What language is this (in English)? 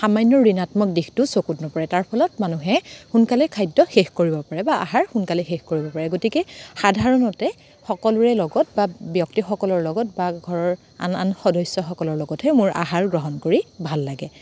Assamese